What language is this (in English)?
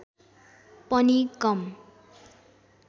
Nepali